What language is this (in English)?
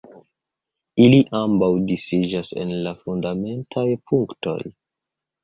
Esperanto